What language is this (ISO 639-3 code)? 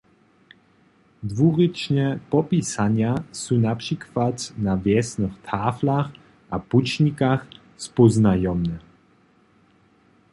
hsb